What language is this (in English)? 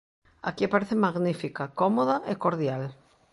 Galician